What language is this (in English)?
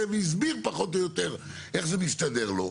Hebrew